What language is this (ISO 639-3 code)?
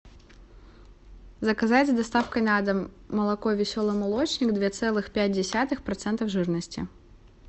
rus